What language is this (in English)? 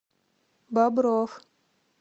Russian